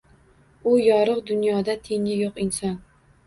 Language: Uzbek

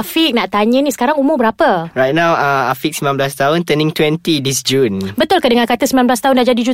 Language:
Malay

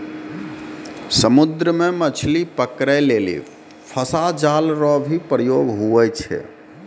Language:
Maithili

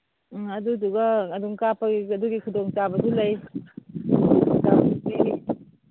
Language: Manipuri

